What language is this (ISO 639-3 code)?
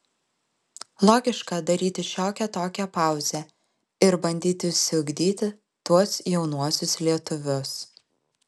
lit